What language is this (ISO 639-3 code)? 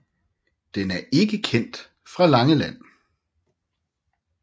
dan